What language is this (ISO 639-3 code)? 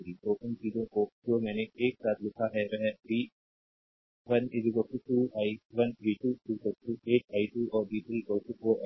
hin